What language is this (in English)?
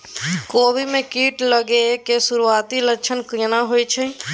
Maithili